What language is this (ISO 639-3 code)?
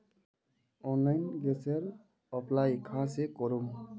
mag